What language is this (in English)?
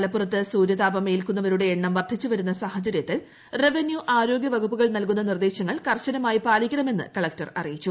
Malayalam